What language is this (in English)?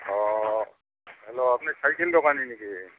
Assamese